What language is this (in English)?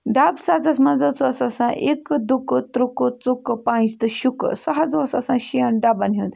Kashmiri